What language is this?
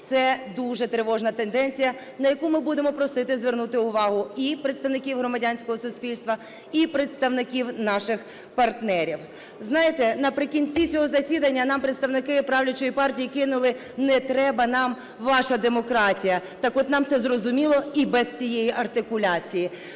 Ukrainian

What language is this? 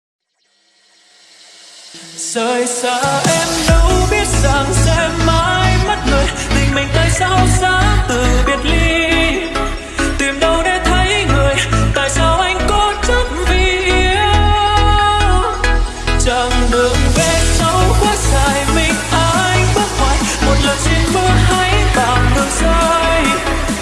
Vietnamese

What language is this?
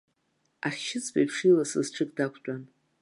Abkhazian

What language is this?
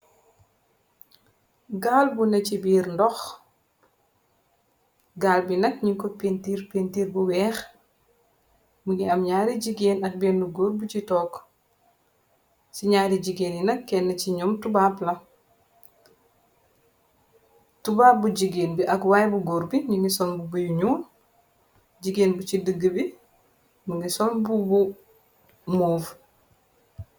Wolof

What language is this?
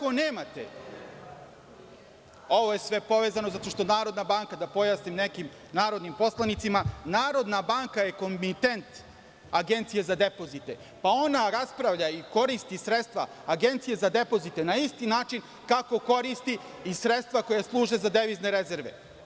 Serbian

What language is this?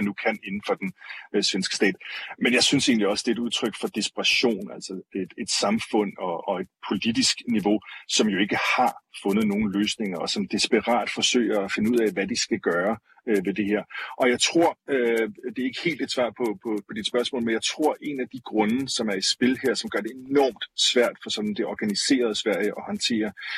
Danish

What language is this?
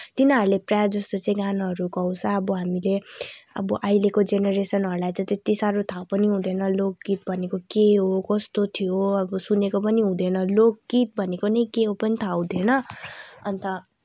Nepali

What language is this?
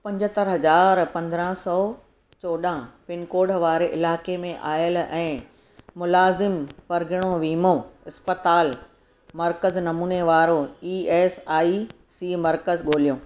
Sindhi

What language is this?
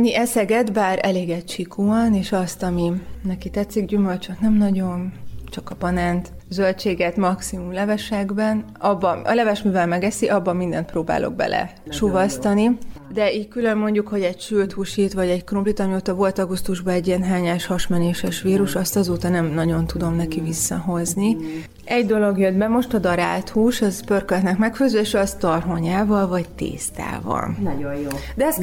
Hungarian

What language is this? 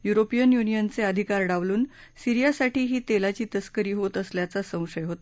Marathi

